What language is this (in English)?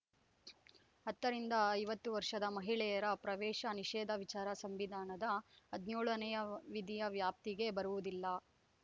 Kannada